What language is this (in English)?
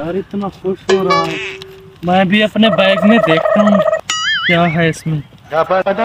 Romanian